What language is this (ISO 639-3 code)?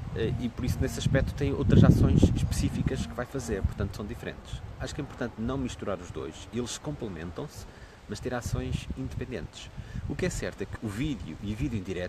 por